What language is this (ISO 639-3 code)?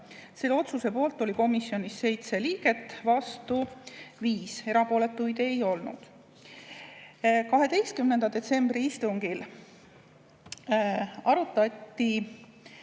est